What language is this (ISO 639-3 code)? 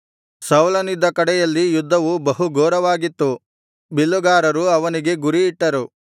kan